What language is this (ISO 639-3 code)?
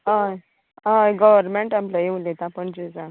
kok